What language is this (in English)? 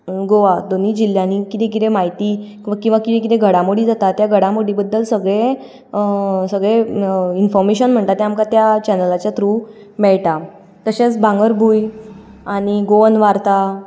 Konkani